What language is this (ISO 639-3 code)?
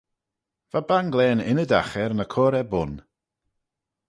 glv